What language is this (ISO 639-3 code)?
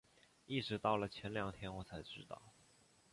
zho